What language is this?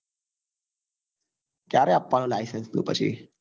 Gujarati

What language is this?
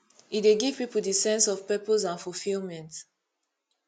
Nigerian Pidgin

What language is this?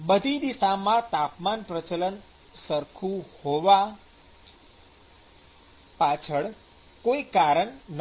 Gujarati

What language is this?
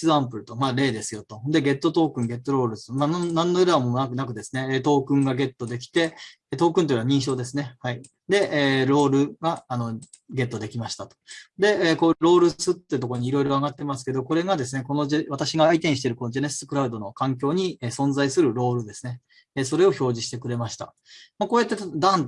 Japanese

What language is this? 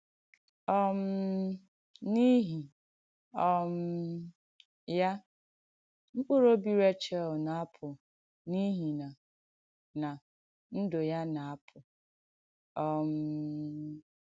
Igbo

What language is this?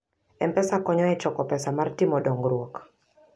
Luo (Kenya and Tanzania)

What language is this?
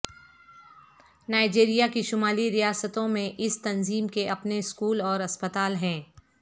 Urdu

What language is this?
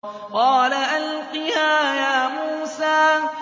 Arabic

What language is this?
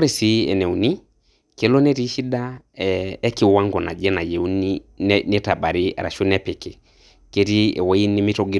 Masai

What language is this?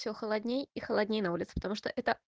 Russian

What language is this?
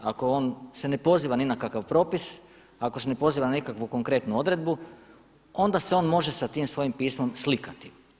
Croatian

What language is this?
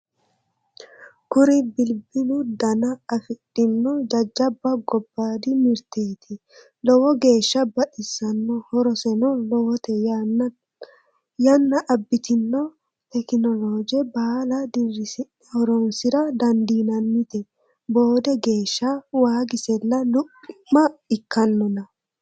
Sidamo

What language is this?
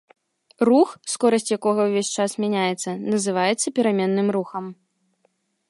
Belarusian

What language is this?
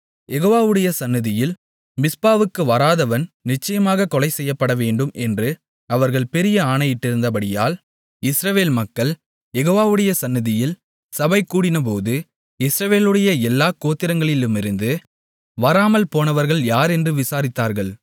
Tamil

